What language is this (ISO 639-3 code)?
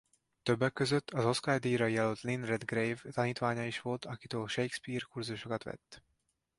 hun